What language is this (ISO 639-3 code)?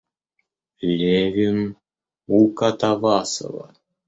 rus